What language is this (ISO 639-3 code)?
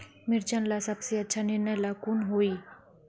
mag